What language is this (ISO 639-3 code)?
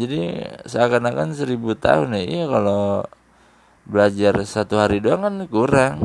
ind